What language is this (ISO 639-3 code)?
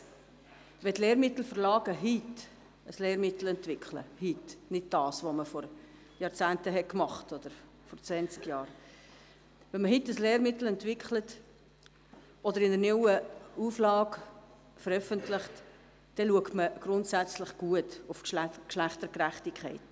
gsw